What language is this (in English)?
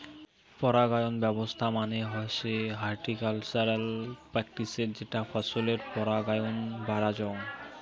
Bangla